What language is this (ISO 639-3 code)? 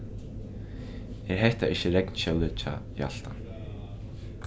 fao